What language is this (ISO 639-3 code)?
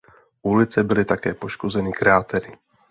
ces